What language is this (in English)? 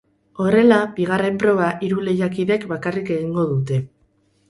Basque